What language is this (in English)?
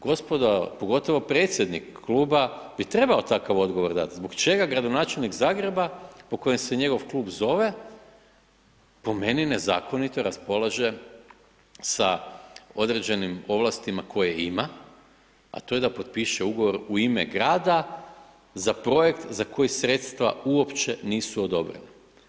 Croatian